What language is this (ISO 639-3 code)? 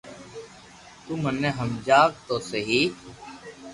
lrk